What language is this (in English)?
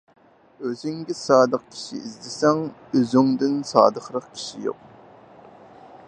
Uyghur